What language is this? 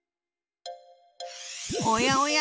Japanese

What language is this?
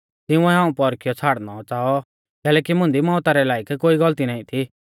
Mahasu Pahari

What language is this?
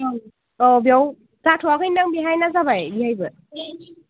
Bodo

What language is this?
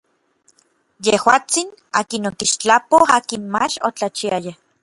Orizaba Nahuatl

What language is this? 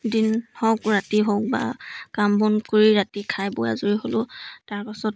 Assamese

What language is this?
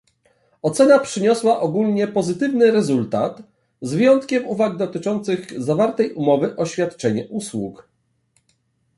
Polish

